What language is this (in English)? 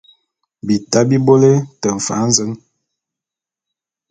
Bulu